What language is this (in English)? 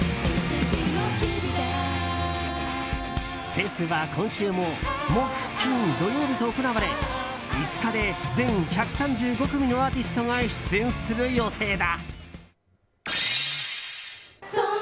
Japanese